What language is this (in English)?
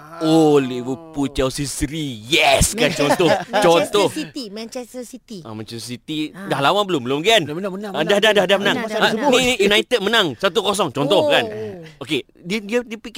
Malay